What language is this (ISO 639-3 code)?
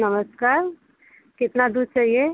hin